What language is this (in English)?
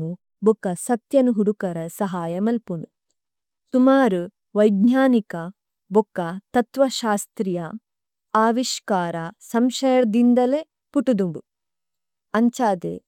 Tulu